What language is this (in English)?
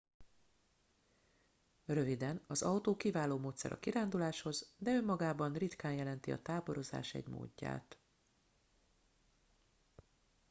Hungarian